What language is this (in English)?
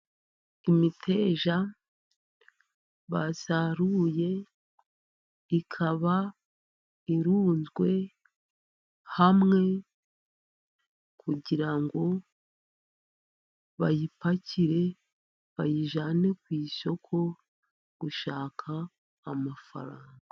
Kinyarwanda